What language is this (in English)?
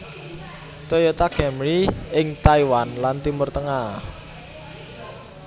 Javanese